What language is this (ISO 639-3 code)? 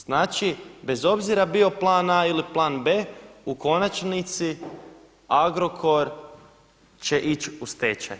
hrv